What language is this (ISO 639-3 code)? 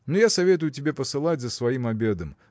rus